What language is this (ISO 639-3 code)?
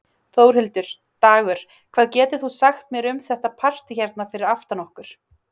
isl